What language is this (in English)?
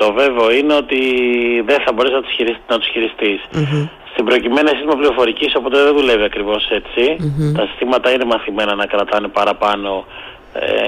Greek